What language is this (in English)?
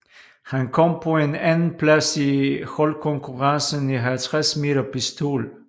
Danish